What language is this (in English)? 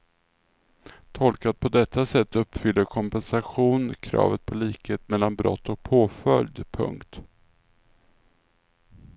Swedish